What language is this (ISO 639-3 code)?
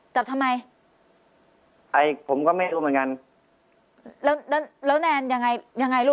tha